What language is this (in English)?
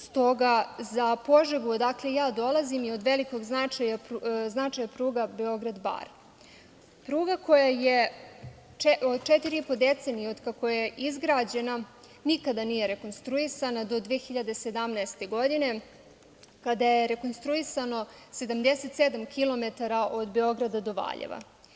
Serbian